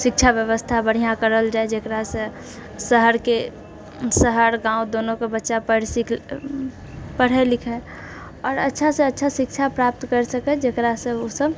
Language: Maithili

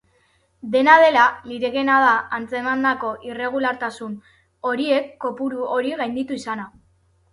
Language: Basque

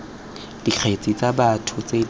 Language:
Tswana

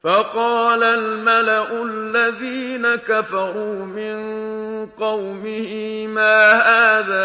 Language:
Arabic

